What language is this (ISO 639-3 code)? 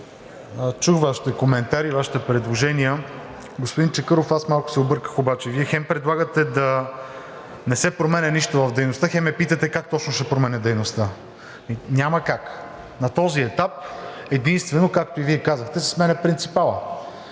bul